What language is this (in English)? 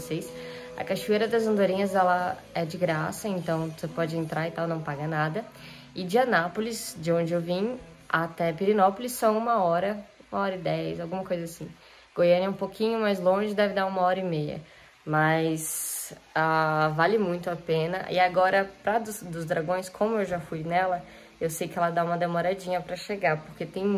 Portuguese